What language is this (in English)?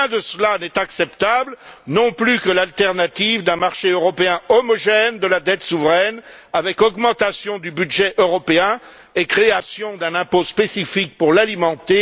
French